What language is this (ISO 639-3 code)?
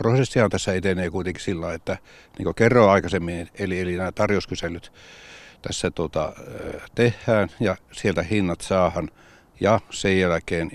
fin